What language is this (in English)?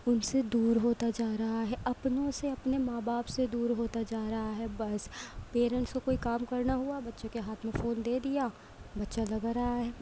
Urdu